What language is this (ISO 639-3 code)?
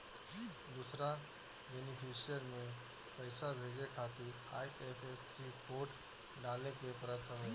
bho